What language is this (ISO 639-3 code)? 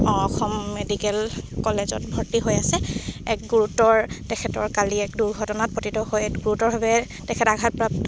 asm